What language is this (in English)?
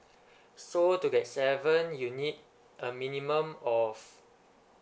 English